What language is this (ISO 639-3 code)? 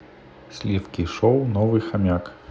rus